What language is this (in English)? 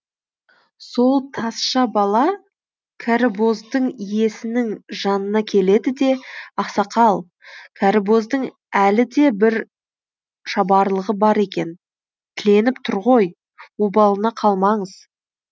Kazakh